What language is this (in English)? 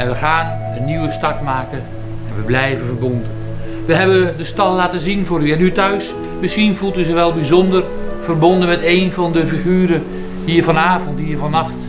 Dutch